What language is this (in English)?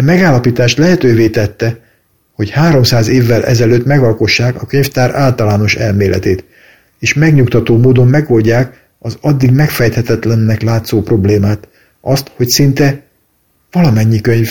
Hungarian